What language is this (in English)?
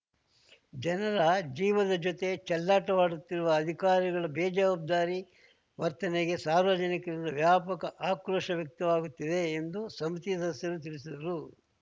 Kannada